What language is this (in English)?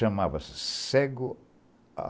Portuguese